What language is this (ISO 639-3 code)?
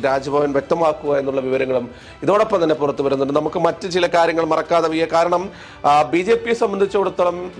mal